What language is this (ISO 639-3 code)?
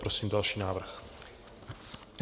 ces